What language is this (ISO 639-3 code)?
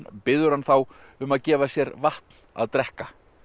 isl